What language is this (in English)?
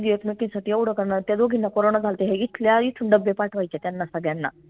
Marathi